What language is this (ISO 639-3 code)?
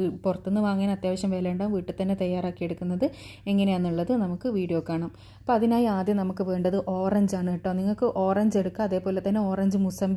ara